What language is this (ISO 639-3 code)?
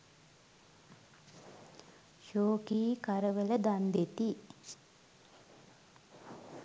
sin